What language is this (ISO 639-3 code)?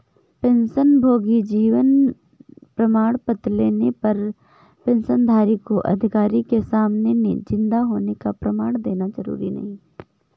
hin